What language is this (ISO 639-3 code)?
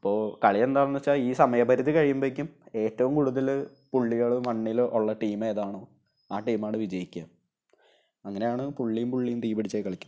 mal